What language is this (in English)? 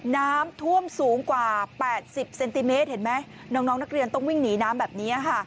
Thai